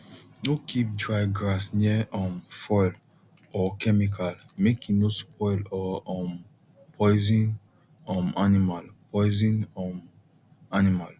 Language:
Nigerian Pidgin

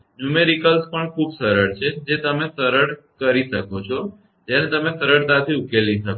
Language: Gujarati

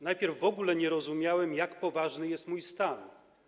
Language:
Polish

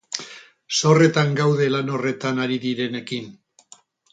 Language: Basque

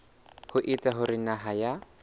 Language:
Southern Sotho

